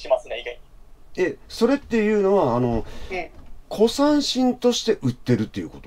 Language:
Japanese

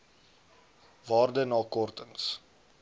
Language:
Afrikaans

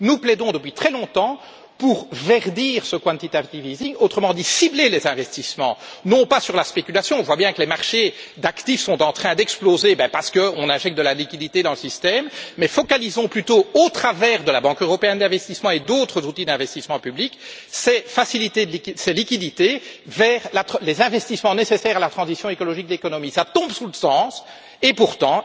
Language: French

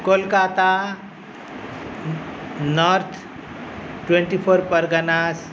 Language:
Sanskrit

